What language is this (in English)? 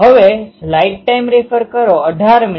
Gujarati